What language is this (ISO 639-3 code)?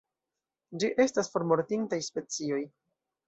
epo